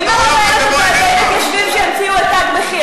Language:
Hebrew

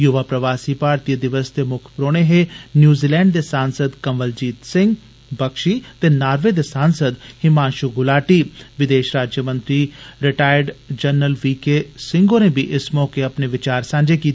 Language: Dogri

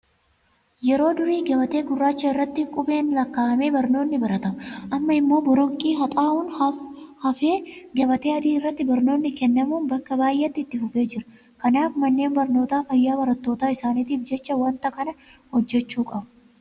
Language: Oromo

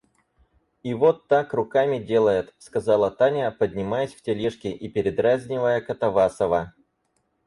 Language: Russian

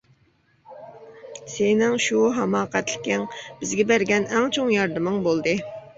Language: Uyghur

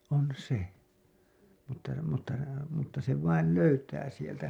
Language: Finnish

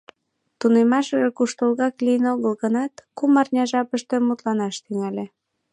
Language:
Mari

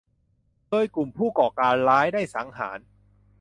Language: Thai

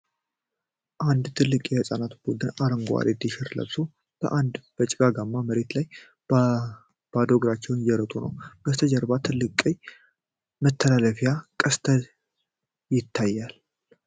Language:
Amharic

